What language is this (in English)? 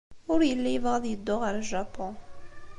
Kabyle